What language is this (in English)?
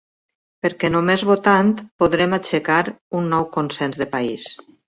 Catalan